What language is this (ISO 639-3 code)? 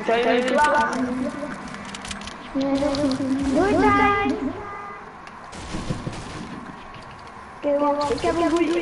nld